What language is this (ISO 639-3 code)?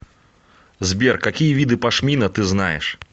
rus